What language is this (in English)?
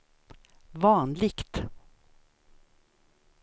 Swedish